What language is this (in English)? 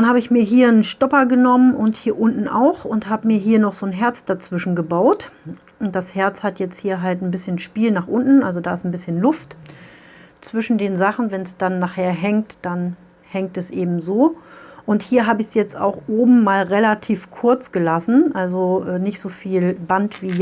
German